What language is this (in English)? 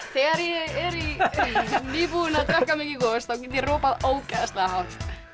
Icelandic